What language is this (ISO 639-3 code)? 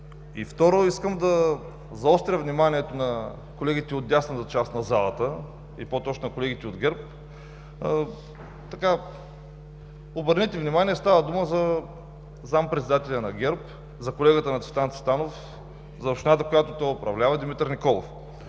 bul